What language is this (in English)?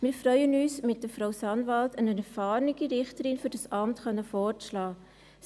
Swiss German